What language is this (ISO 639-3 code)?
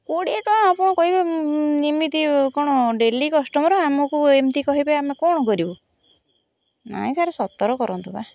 ori